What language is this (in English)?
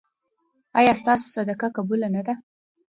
Pashto